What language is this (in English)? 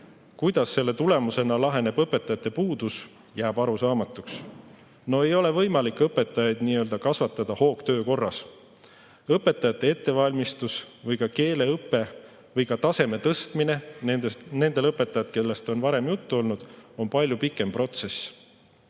Estonian